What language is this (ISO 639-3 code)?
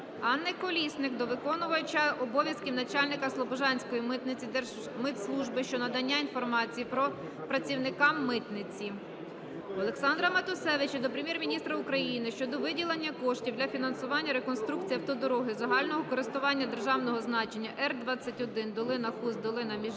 ukr